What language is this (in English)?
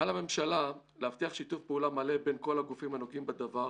Hebrew